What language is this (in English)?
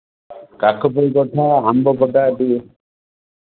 Odia